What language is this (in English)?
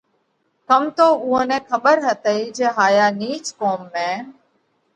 Parkari Koli